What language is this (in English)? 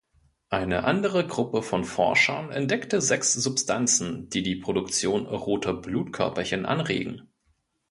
German